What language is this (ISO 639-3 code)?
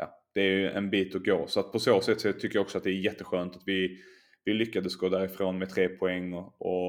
swe